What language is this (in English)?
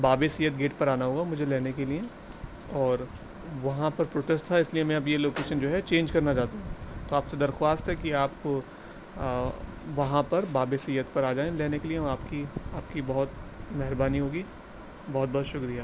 Urdu